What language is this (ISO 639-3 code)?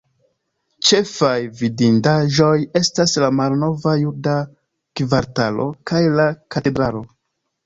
epo